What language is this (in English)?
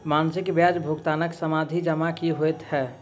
Maithili